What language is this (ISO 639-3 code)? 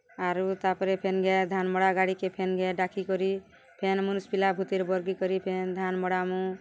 ori